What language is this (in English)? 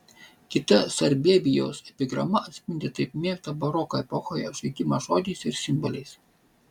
Lithuanian